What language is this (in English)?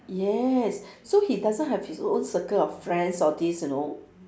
English